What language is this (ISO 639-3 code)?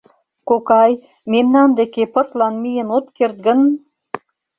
chm